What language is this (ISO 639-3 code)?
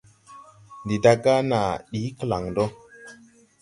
tui